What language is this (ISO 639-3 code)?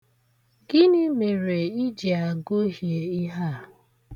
ibo